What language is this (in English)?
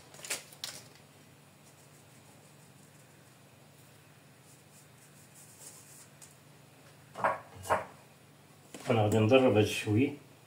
Arabic